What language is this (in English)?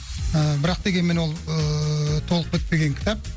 Kazakh